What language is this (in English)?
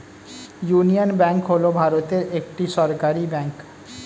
Bangla